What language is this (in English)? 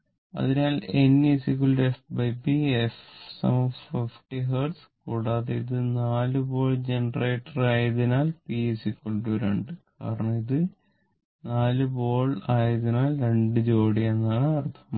Malayalam